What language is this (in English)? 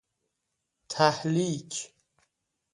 Persian